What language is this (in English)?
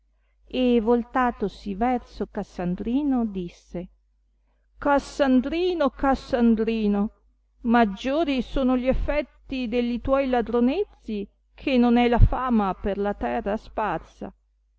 Italian